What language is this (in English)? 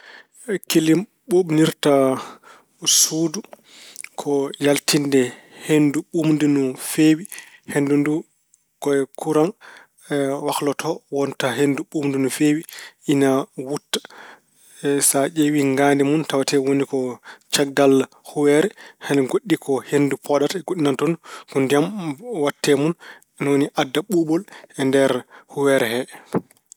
Fula